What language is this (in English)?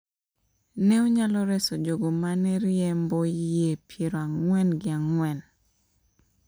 Luo (Kenya and Tanzania)